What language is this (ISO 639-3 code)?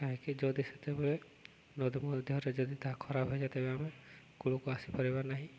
ori